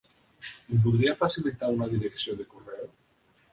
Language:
Catalan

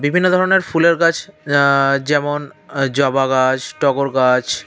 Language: Bangla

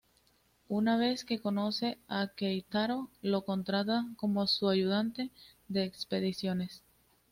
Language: Spanish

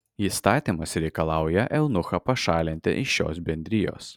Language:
Lithuanian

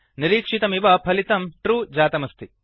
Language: Sanskrit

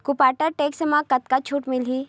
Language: Chhattisgarhi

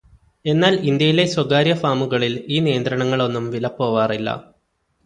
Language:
Malayalam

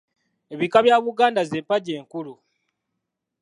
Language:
Ganda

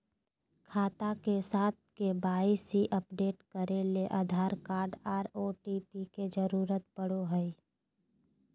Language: Magahi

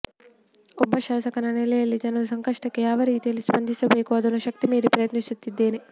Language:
Kannada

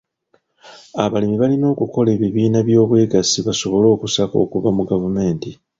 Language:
Ganda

